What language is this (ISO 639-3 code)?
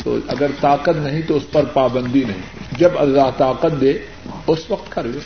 urd